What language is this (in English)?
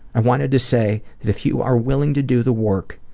English